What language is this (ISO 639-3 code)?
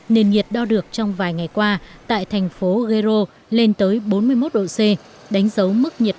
vie